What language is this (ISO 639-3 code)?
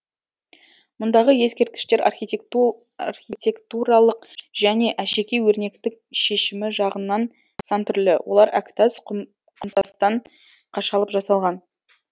kaz